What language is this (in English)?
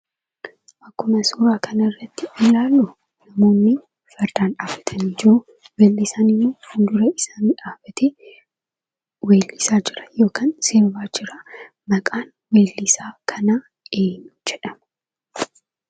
Oromo